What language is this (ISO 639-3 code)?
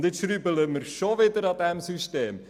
gsw